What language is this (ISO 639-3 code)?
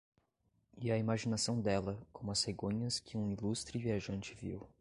por